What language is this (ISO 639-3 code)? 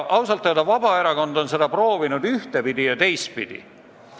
est